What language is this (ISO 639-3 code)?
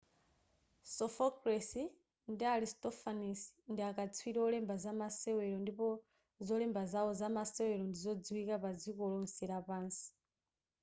nya